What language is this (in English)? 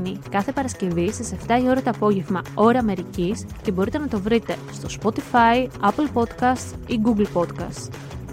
Greek